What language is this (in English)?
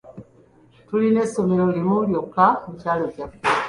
Ganda